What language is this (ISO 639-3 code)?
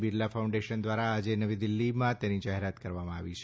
guj